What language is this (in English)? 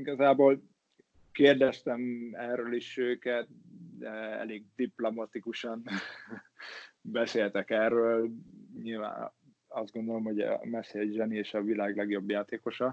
Hungarian